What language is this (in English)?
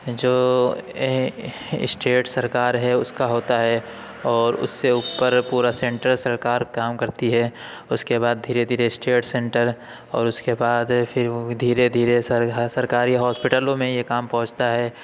Urdu